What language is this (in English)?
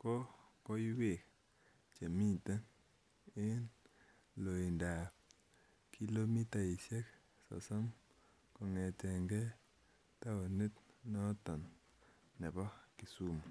Kalenjin